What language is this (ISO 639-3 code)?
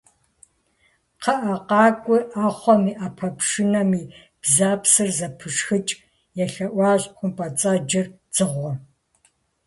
kbd